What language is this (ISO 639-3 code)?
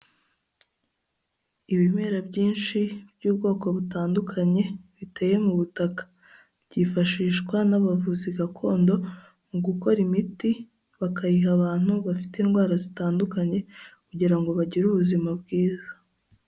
kin